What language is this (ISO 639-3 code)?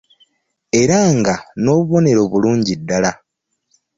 lug